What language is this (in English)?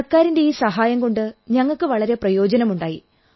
Malayalam